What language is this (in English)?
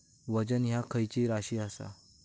Marathi